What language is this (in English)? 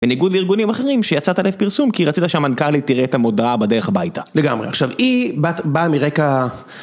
Hebrew